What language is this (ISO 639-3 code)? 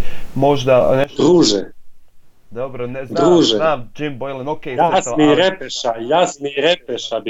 hrv